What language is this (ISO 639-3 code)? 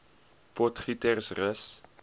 afr